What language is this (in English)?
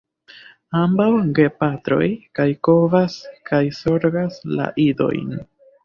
Esperanto